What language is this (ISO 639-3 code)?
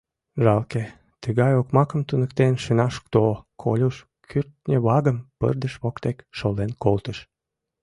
chm